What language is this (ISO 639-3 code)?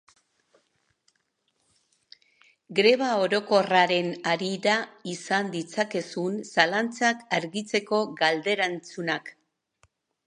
eus